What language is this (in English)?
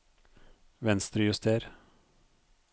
Norwegian